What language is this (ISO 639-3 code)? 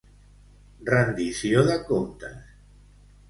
cat